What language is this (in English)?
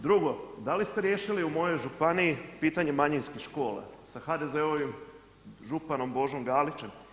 Croatian